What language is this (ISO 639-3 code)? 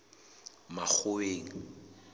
sot